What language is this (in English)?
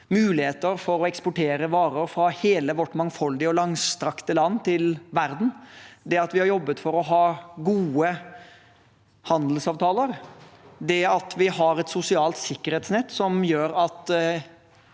Norwegian